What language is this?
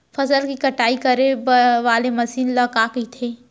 Chhattisgarhi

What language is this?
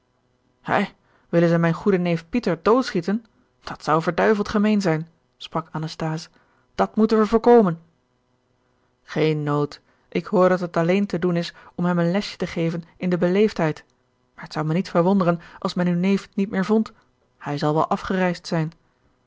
Dutch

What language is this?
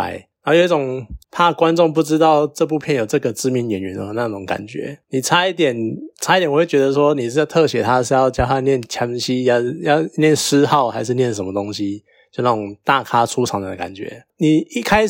Chinese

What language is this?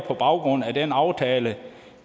Danish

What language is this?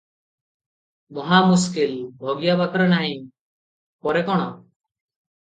Odia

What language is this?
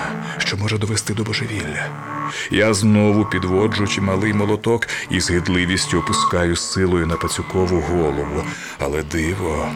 Ukrainian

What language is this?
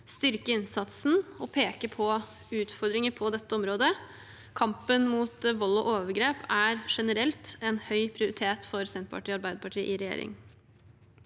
Norwegian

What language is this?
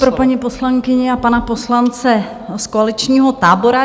Czech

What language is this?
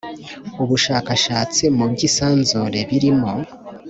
Kinyarwanda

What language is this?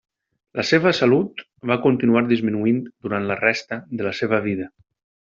Catalan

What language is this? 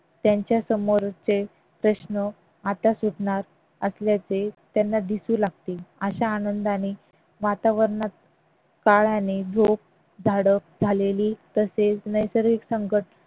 Marathi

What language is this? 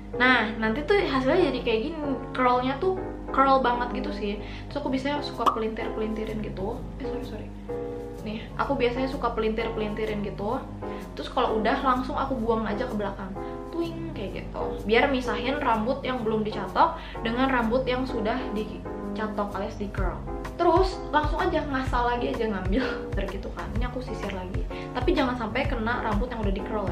Indonesian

